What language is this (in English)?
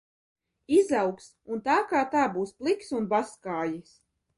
Latvian